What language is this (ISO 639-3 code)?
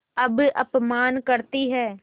hin